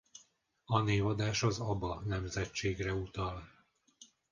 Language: Hungarian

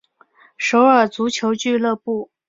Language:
Chinese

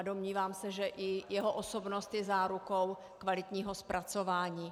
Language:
Czech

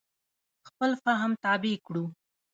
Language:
Pashto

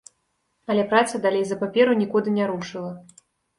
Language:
Belarusian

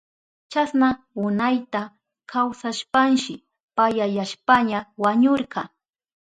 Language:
Southern Pastaza Quechua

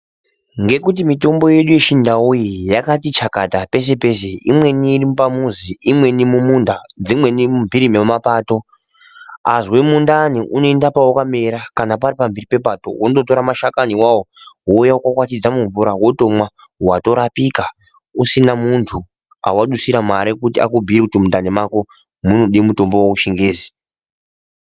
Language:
Ndau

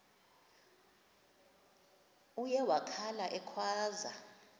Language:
Xhosa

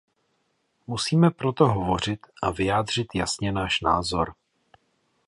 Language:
Czech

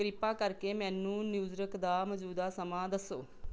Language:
Punjabi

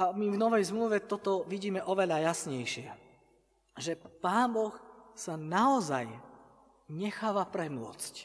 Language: Slovak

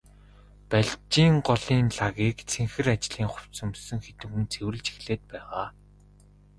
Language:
Mongolian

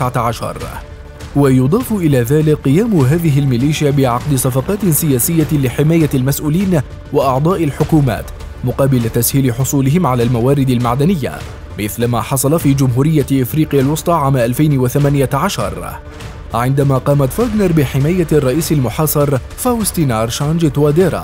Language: Arabic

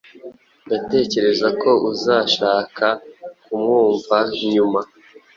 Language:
Kinyarwanda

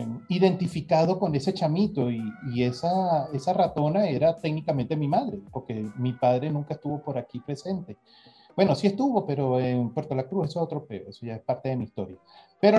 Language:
Spanish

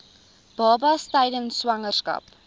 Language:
Afrikaans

